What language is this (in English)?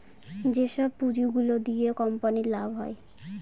Bangla